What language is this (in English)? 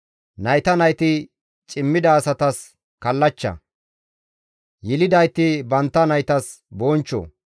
Gamo